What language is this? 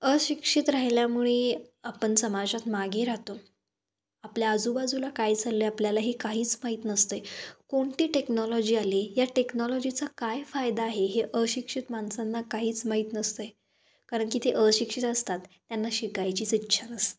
Marathi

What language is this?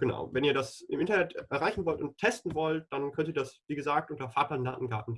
German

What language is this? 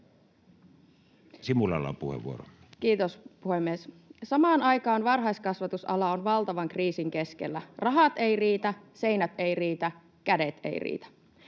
Finnish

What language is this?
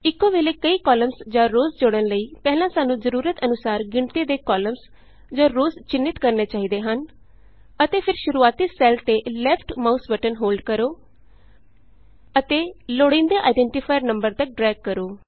Punjabi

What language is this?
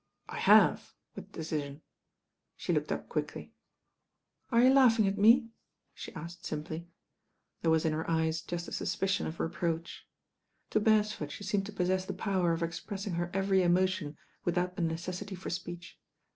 English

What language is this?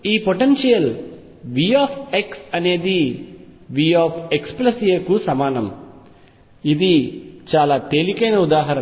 Telugu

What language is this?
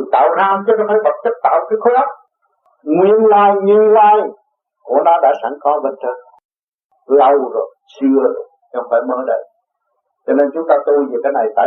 Vietnamese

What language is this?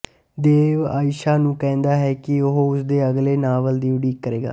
Punjabi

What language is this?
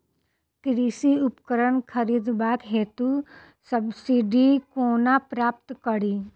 Maithili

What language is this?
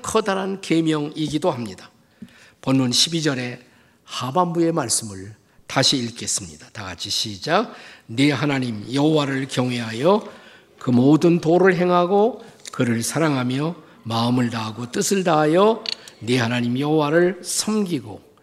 Korean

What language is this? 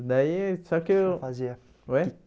Portuguese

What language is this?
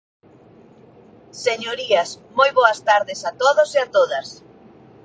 Galician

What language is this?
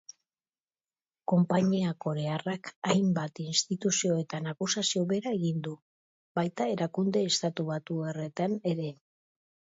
Basque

